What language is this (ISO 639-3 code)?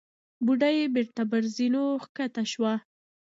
pus